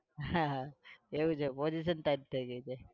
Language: Gujarati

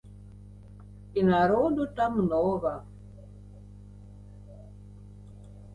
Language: Belarusian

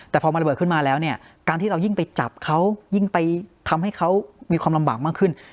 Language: Thai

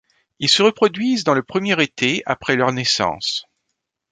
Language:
French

